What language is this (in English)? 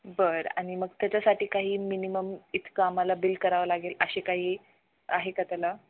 Marathi